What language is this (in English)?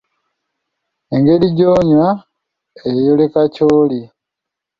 Ganda